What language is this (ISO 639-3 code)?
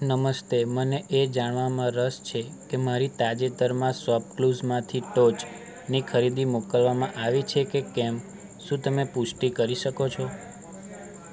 guj